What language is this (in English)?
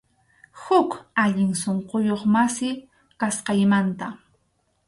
Arequipa-La Unión Quechua